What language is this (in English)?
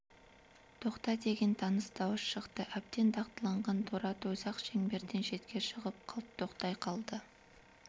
Kazakh